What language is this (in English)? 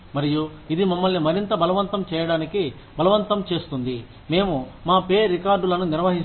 Telugu